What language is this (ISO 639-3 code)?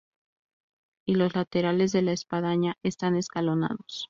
spa